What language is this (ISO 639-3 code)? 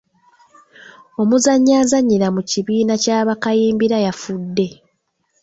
lug